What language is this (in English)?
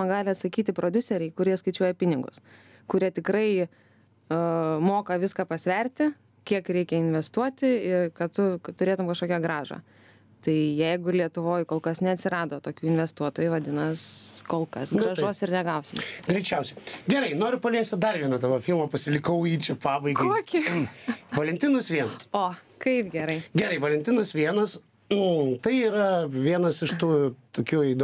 Lithuanian